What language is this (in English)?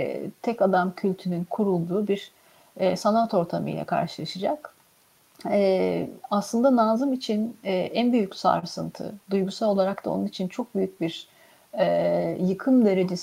Turkish